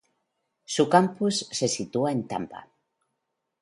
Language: Spanish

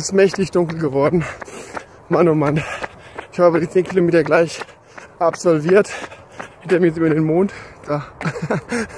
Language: German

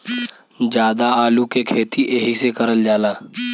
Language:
Bhojpuri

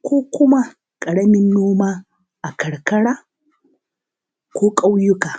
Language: Hausa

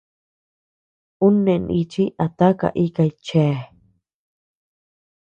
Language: Tepeuxila Cuicatec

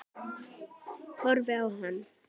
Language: Icelandic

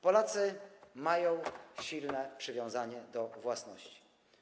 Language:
Polish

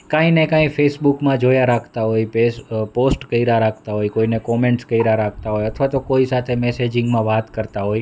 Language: Gujarati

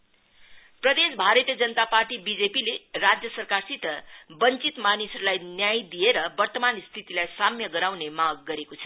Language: Nepali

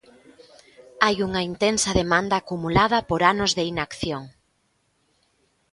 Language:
Galician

